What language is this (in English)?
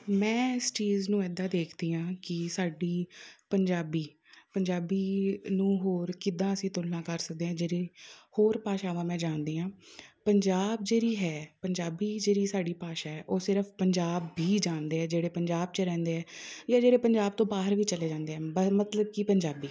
Punjabi